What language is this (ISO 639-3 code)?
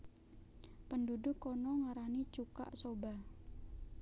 jav